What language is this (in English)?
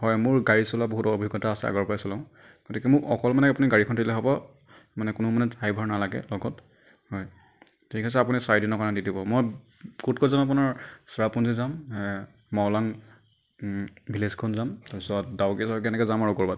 Assamese